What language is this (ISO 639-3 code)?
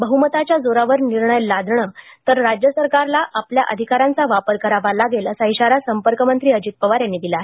mar